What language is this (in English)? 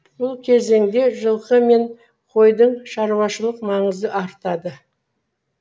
Kazakh